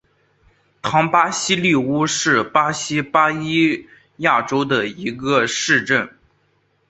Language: Chinese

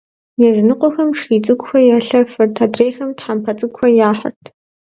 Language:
Kabardian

